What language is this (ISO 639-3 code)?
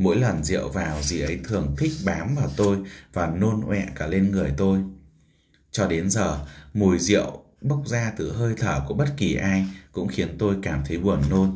vie